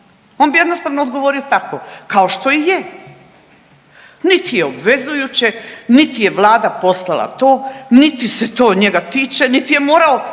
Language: Croatian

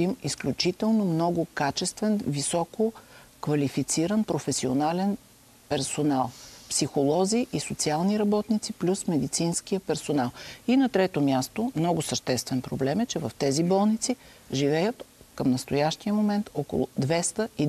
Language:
Bulgarian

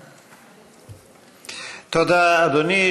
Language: Hebrew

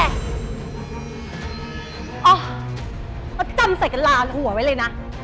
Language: Thai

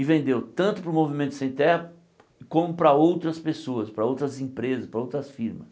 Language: Portuguese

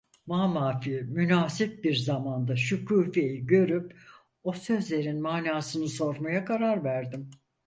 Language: Turkish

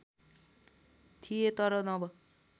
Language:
Nepali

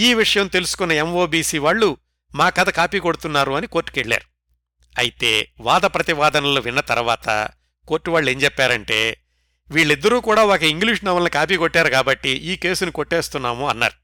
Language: Telugu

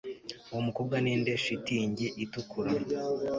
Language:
Kinyarwanda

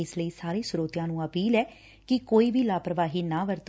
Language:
Punjabi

